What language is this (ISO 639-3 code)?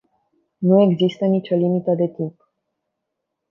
ron